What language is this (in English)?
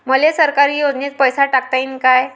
Marathi